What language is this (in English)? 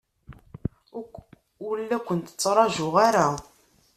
Kabyle